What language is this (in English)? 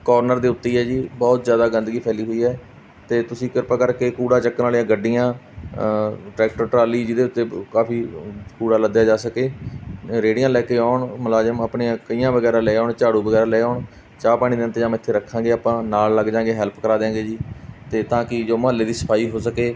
Punjabi